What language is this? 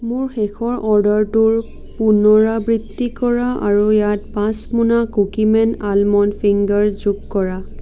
Assamese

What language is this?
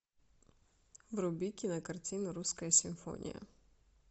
Russian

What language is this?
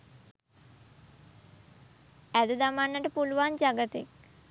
Sinhala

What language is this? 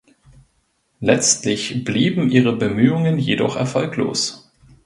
German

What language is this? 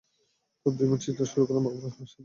Bangla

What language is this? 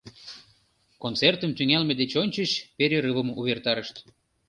Mari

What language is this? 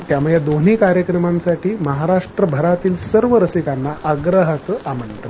Marathi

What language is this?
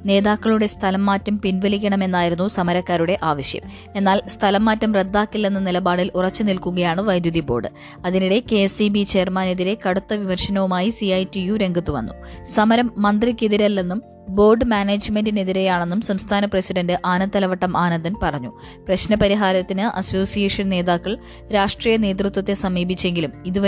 Malayalam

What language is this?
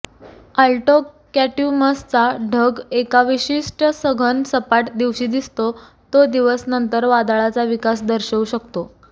Marathi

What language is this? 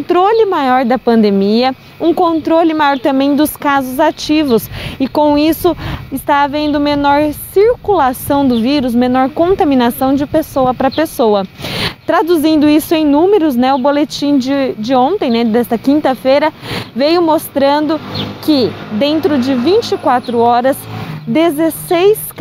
Portuguese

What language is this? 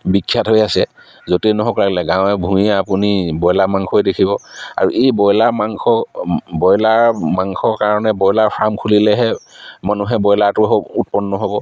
Assamese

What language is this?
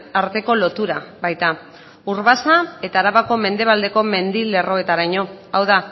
Basque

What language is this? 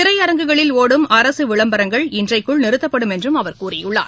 Tamil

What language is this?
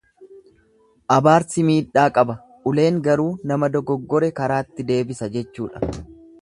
Oromo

